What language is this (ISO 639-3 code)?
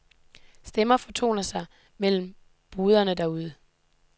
dan